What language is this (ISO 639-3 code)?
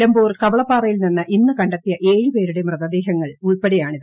mal